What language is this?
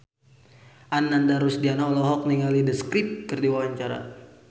Sundanese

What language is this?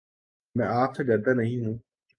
Urdu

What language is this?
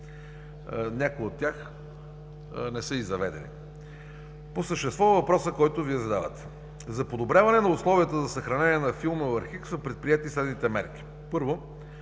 Bulgarian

